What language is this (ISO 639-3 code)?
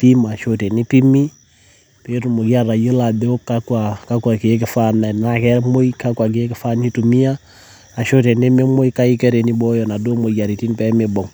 mas